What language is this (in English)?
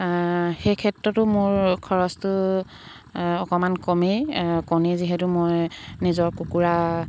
Assamese